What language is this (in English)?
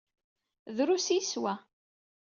Kabyle